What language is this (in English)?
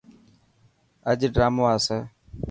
Dhatki